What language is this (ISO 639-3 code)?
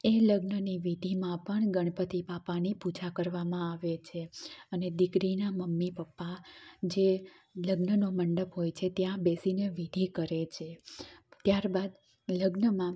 guj